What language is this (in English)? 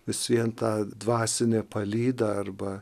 Lithuanian